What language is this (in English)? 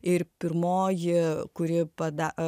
Lithuanian